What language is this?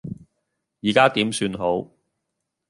Cantonese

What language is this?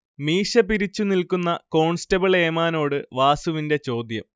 Malayalam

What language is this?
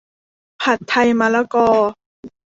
Thai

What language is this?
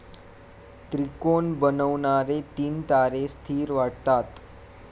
Marathi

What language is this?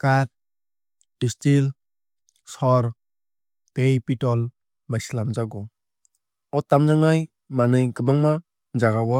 Kok Borok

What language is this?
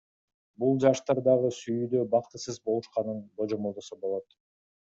Kyrgyz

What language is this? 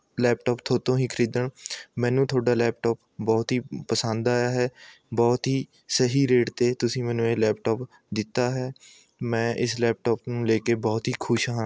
Punjabi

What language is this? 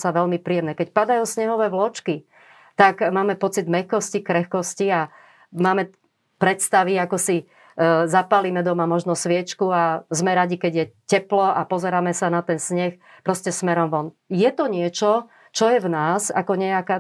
Slovak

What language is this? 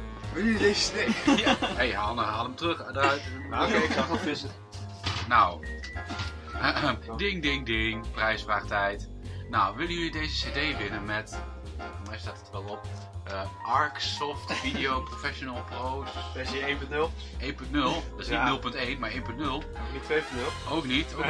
Dutch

